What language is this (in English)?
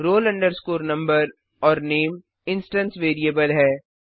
Hindi